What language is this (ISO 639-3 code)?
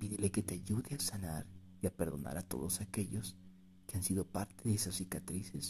spa